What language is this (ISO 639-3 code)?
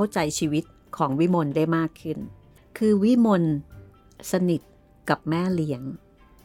tha